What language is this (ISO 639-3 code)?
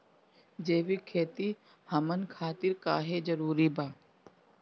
bho